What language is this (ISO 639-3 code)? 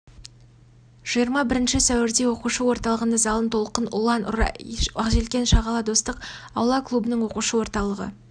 kaz